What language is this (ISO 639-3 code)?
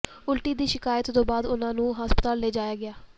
pan